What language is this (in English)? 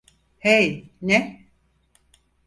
Turkish